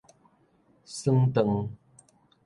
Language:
Min Nan Chinese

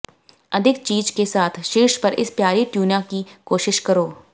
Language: Hindi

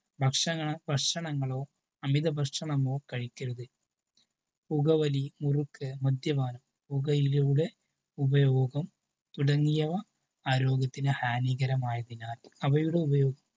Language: Malayalam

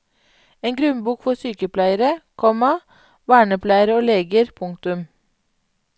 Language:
Norwegian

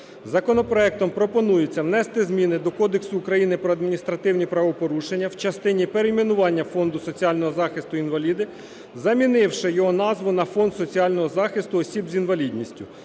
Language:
Ukrainian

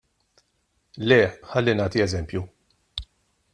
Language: Maltese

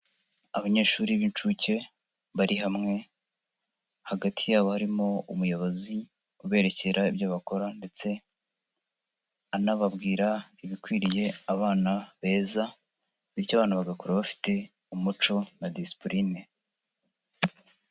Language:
Kinyarwanda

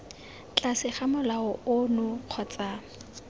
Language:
Tswana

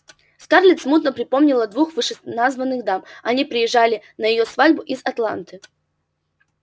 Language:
Russian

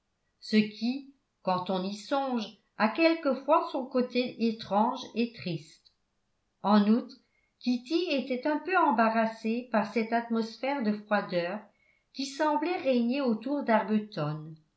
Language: French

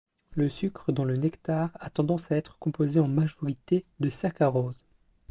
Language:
French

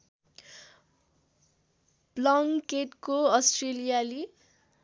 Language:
Nepali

